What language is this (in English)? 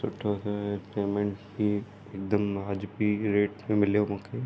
Sindhi